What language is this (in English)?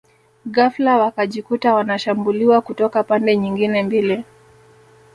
Swahili